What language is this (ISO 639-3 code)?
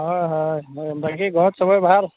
asm